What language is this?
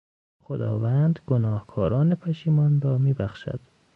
Persian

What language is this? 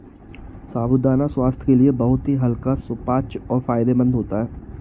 Hindi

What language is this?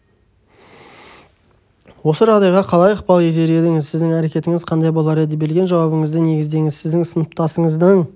Kazakh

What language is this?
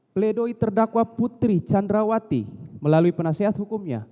Indonesian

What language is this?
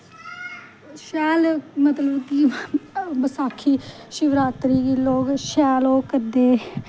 Dogri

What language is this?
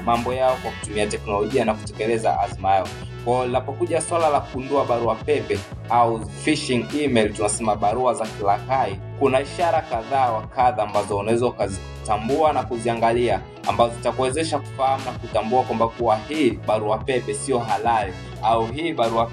Swahili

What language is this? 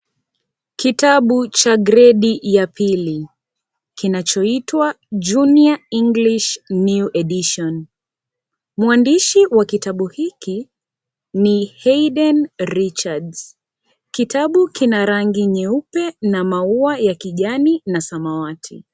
Swahili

